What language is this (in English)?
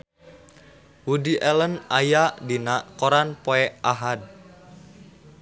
Sundanese